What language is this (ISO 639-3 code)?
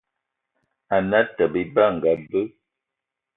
eto